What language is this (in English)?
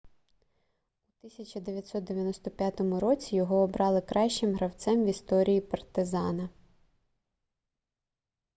Ukrainian